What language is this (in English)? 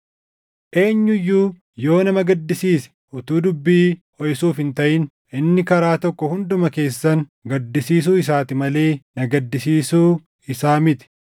Oromo